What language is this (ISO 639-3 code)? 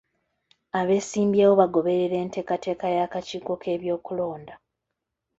lug